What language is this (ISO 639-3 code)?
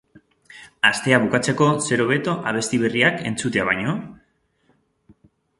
eus